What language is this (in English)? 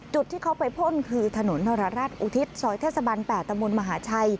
Thai